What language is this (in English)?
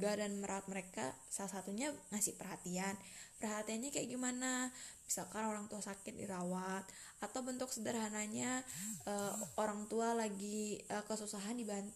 Indonesian